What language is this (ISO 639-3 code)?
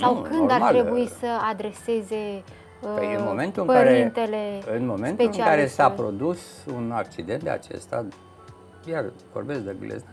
ron